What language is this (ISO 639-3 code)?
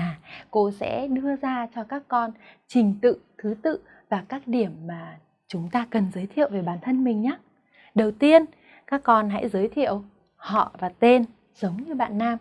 vie